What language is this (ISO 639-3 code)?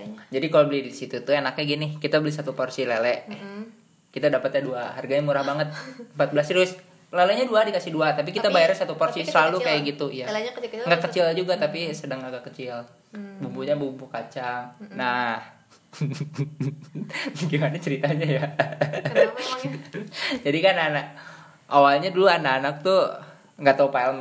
ind